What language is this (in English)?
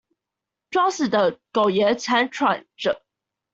Chinese